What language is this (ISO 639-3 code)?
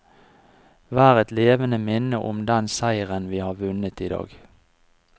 nor